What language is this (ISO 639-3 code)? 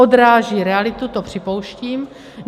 ces